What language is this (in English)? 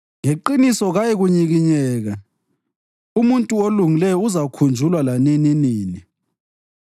North Ndebele